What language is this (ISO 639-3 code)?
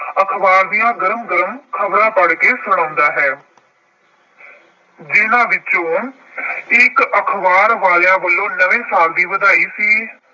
pan